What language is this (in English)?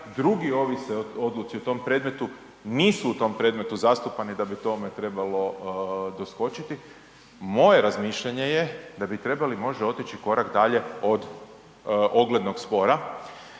Croatian